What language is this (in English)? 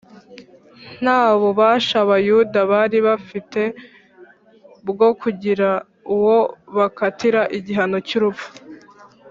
Kinyarwanda